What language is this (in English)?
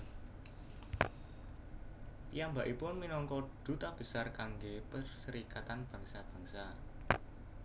Javanese